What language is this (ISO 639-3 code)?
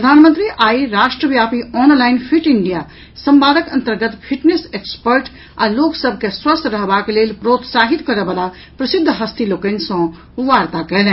mai